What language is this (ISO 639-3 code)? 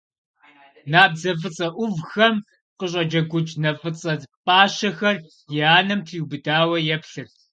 kbd